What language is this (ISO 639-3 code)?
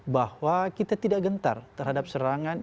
ind